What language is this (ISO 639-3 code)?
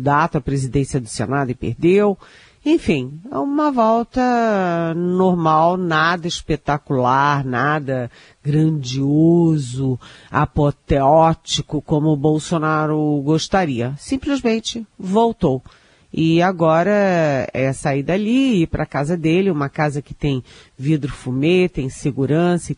por